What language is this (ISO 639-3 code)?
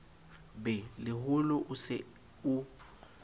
sot